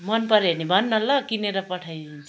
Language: Nepali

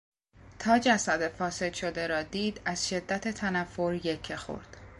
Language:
Persian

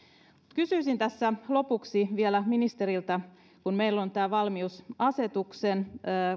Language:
Finnish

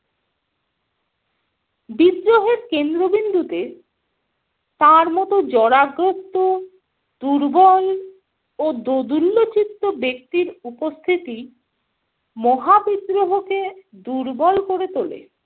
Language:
Bangla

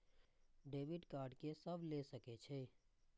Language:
Maithili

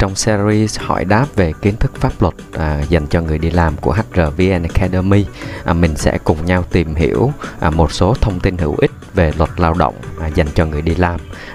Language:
Vietnamese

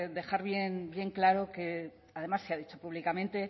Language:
Spanish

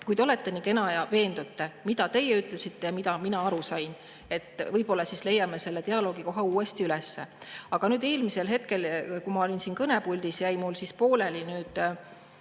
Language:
Estonian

